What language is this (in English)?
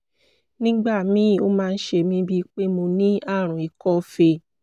Yoruba